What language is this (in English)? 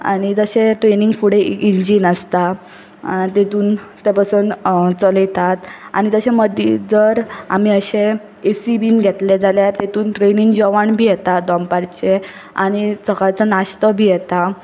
Konkani